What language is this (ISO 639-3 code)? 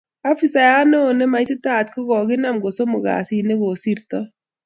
kln